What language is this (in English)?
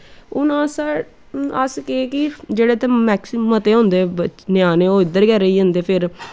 Dogri